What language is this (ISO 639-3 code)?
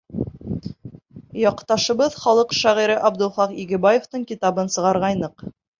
bak